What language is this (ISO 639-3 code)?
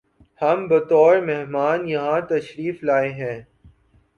urd